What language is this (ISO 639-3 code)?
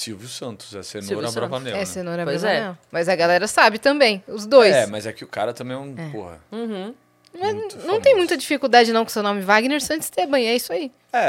por